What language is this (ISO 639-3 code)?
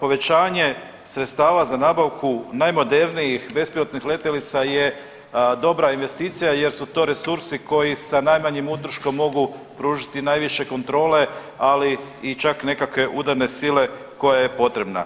hrv